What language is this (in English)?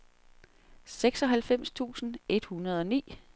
Danish